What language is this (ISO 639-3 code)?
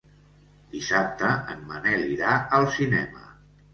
cat